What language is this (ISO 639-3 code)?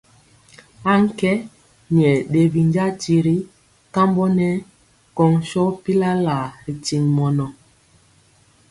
mcx